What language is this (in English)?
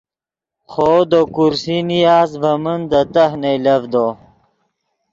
Yidgha